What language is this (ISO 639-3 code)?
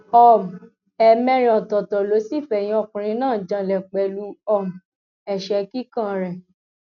yor